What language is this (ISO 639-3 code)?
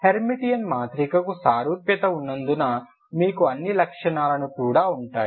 tel